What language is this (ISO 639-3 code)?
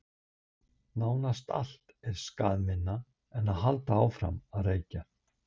isl